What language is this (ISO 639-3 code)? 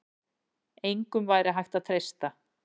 isl